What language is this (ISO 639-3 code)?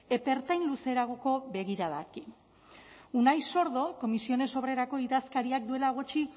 eus